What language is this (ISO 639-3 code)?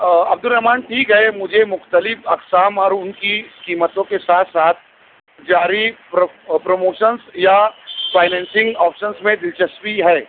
urd